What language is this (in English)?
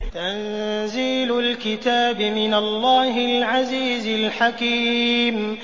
Arabic